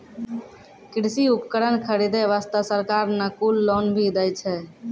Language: Maithili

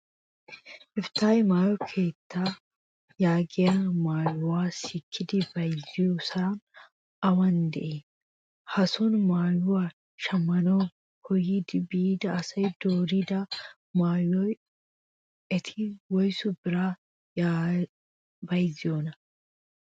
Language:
Wolaytta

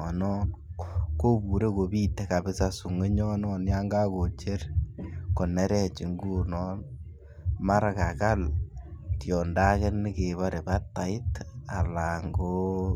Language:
Kalenjin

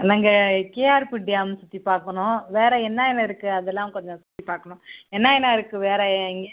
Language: Tamil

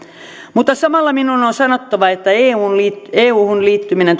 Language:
Finnish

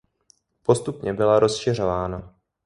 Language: Czech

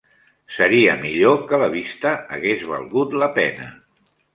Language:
Catalan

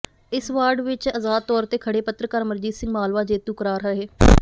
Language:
Punjabi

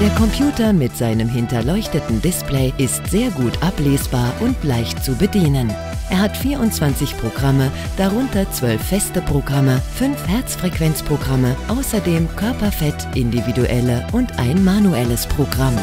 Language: German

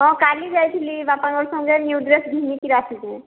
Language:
Odia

